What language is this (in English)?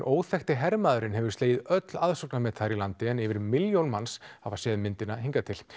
Icelandic